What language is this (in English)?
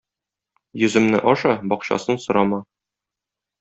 Tatar